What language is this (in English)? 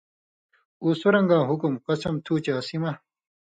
Indus Kohistani